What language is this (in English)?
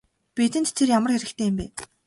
Mongolian